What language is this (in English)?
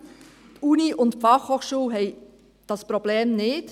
Swiss German